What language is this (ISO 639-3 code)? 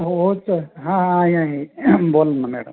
mar